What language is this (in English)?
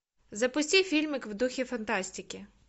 Russian